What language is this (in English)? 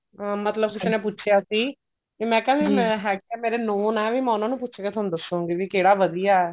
Punjabi